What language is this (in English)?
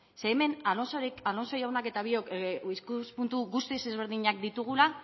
Basque